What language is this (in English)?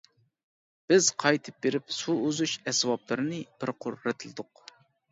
Uyghur